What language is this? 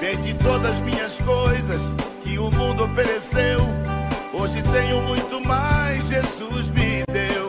Portuguese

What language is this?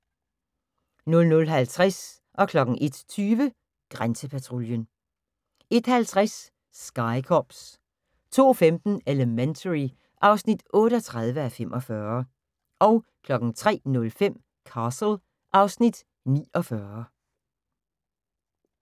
Danish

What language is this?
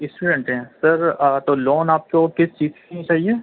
Urdu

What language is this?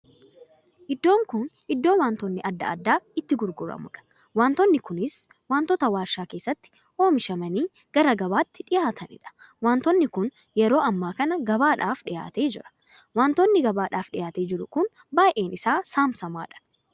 Oromo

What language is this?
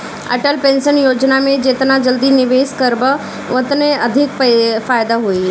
Bhojpuri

